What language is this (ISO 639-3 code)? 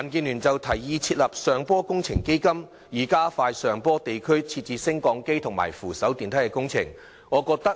yue